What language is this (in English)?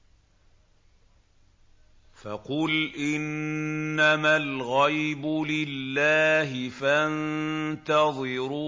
Arabic